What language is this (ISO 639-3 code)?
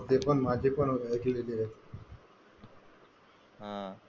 mar